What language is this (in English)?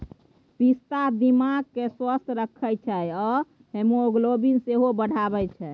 Maithili